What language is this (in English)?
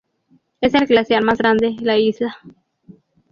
Spanish